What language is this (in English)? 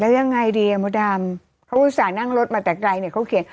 Thai